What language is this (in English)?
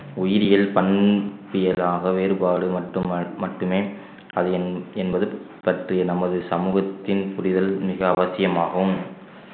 Tamil